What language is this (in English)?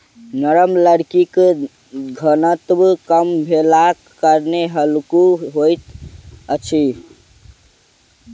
Maithili